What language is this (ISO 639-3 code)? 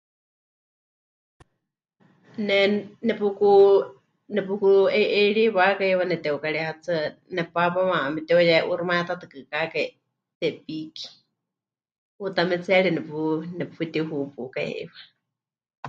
hch